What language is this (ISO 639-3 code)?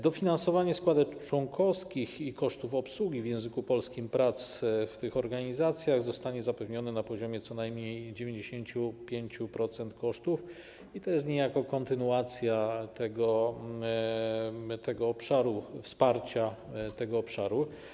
pol